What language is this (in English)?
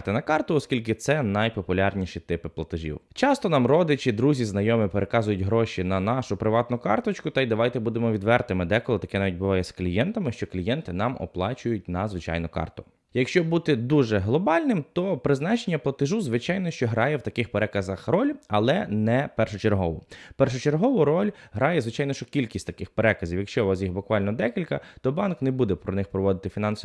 Ukrainian